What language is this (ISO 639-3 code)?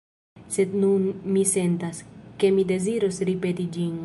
epo